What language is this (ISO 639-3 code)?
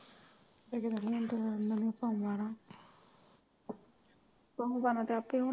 pan